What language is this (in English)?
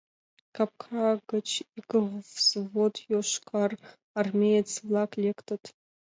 Mari